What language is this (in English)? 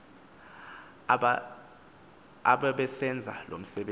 Xhosa